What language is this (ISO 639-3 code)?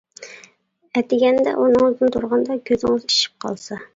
uig